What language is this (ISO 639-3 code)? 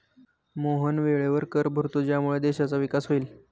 mar